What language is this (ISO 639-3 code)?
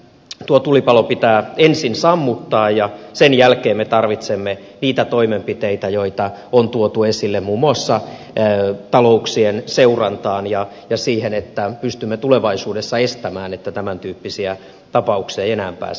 fin